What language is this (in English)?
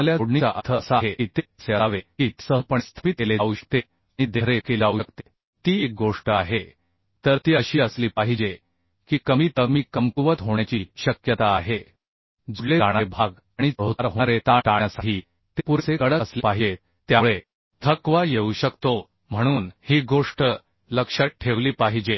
Marathi